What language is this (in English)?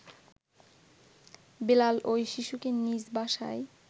Bangla